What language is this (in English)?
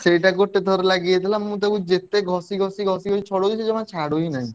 Odia